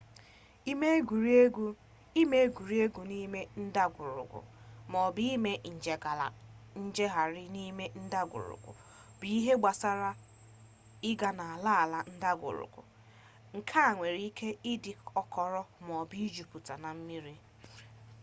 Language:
Igbo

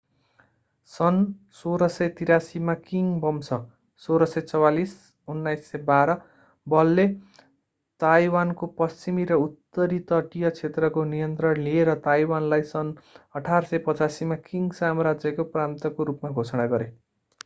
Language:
Nepali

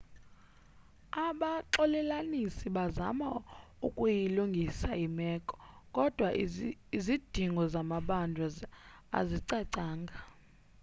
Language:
Xhosa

